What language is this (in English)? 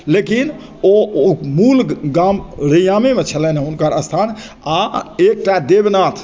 Maithili